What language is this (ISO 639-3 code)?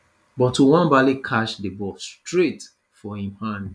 pcm